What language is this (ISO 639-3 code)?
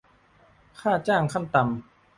tha